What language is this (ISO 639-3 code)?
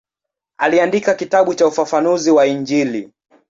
swa